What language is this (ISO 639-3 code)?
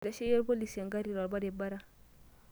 mas